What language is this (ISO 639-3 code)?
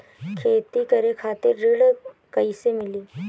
bho